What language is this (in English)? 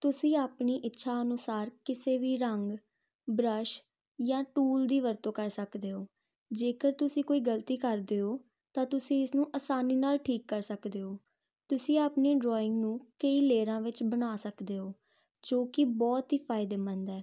Punjabi